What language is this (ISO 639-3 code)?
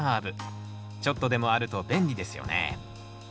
jpn